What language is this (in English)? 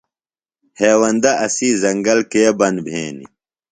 Phalura